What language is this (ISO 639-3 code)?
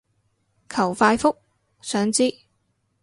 yue